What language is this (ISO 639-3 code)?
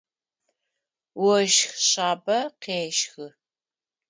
ady